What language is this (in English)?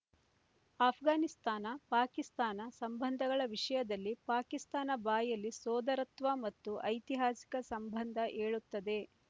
Kannada